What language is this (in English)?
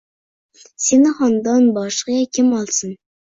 Uzbek